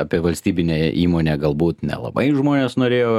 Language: Lithuanian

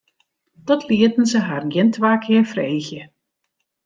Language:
Western Frisian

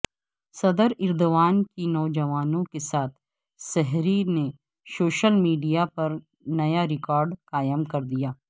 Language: Urdu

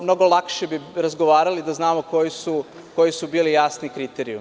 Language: Serbian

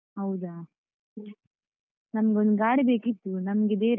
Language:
Kannada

